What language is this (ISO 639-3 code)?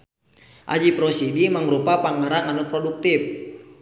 sun